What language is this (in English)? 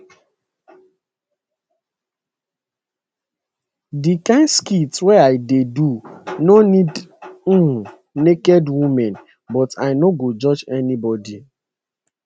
Nigerian Pidgin